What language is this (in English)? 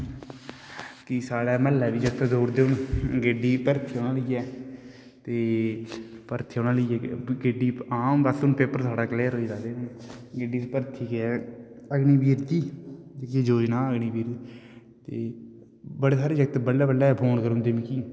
Dogri